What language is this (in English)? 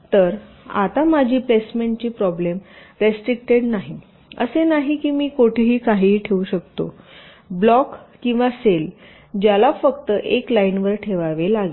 Marathi